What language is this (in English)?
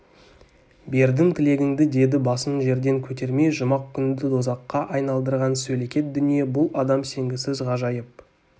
Kazakh